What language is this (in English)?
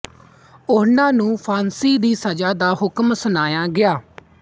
Punjabi